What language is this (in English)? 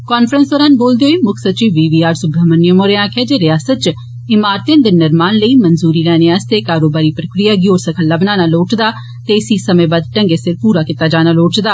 Dogri